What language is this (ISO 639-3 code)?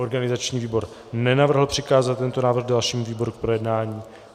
ces